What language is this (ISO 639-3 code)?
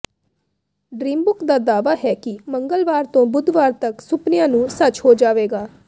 pan